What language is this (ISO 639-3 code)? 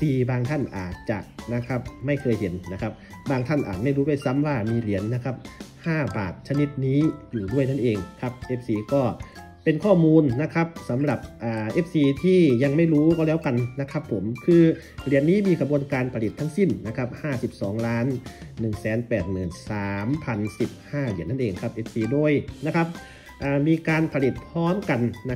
tha